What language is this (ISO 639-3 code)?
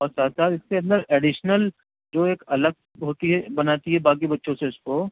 urd